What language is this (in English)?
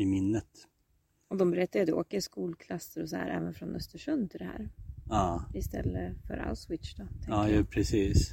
Swedish